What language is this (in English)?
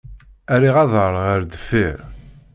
Kabyle